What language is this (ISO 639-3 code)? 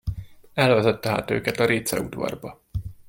hun